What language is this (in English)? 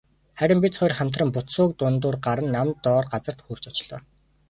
Mongolian